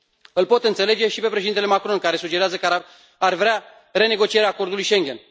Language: Romanian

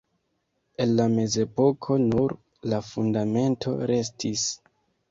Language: Esperanto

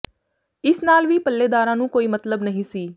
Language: Punjabi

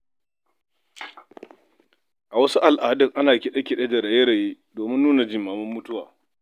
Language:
Hausa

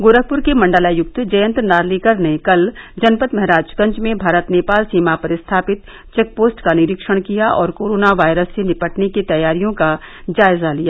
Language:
Hindi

